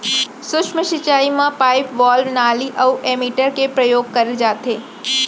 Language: Chhattisgarhi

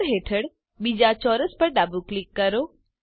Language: Gujarati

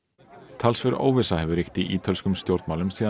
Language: Icelandic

